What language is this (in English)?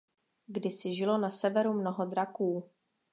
Czech